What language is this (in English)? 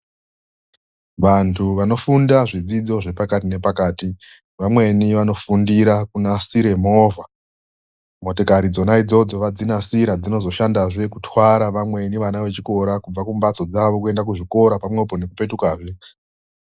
Ndau